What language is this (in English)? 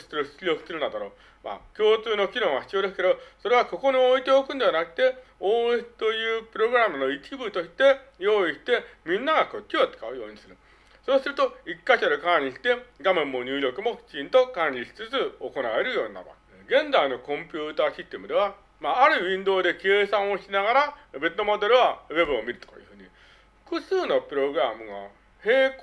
Japanese